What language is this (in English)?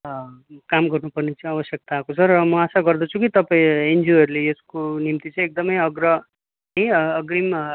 Nepali